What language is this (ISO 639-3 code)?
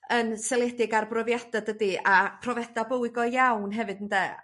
cym